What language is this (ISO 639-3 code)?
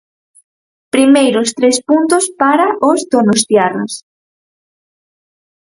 glg